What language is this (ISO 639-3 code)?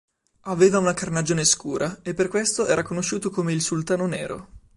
ita